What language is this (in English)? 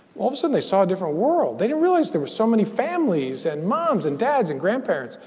English